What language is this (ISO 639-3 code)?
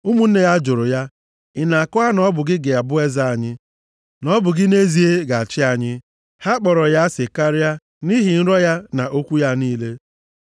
ibo